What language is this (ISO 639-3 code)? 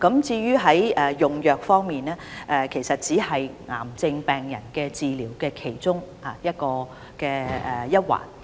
yue